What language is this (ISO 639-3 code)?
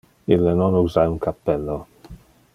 ina